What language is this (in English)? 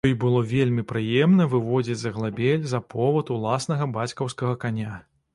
Belarusian